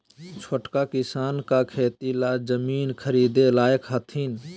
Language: Magahi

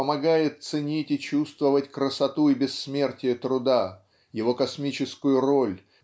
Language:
Russian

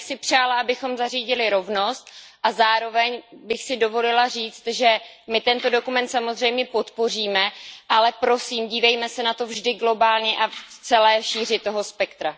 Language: Czech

